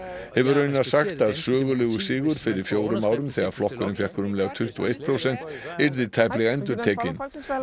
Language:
Icelandic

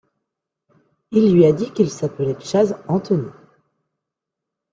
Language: French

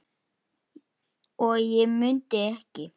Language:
Icelandic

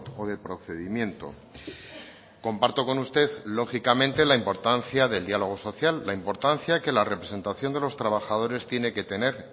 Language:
Spanish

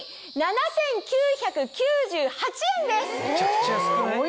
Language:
Japanese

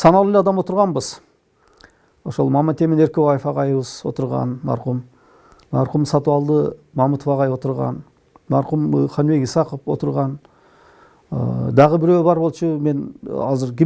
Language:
Turkish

